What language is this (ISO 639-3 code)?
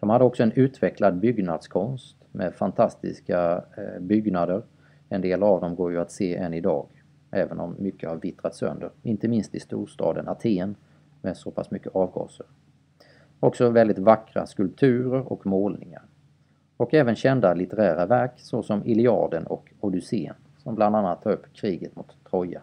swe